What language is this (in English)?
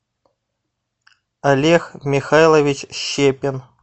Russian